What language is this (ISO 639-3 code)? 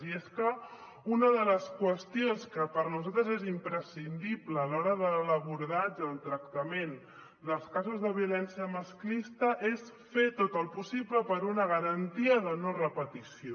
cat